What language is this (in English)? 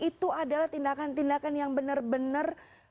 Indonesian